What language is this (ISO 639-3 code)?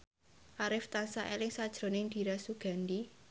jav